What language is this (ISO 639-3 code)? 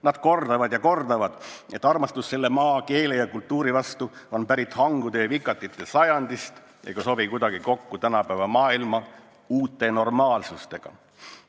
est